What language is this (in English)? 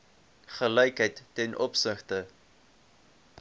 Afrikaans